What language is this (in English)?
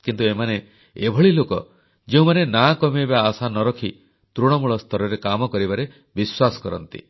Odia